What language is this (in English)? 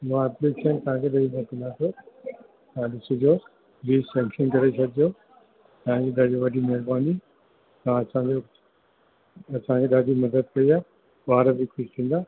Sindhi